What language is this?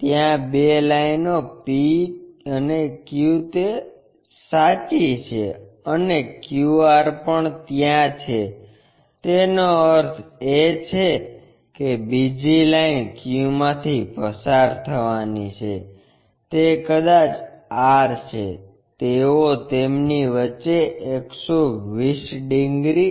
Gujarati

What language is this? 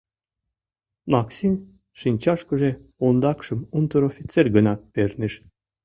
Mari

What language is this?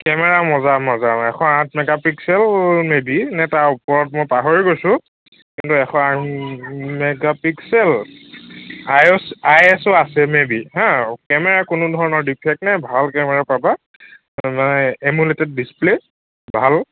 Assamese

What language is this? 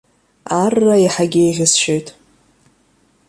Abkhazian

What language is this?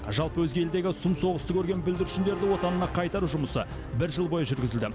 Kazakh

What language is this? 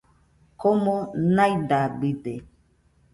Nüpode Huitoto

